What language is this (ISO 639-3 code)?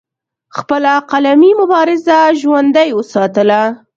pus